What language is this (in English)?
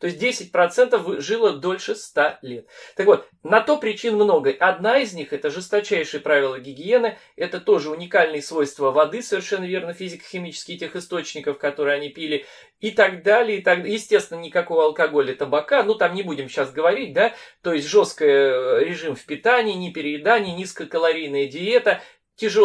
Russian